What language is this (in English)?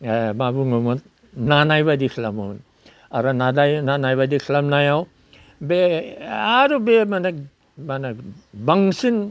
Bodo